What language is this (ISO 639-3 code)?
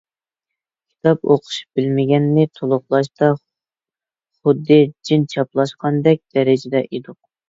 uig